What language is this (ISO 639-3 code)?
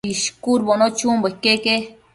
mcf